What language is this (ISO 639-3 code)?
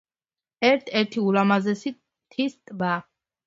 kat